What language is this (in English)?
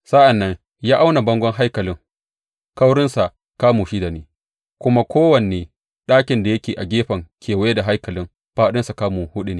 Hausa